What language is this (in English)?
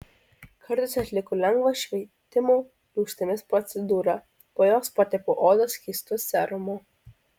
Lithuanian